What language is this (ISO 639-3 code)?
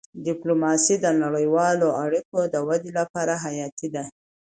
pus